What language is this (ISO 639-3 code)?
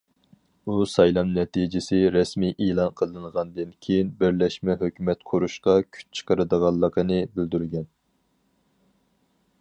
uig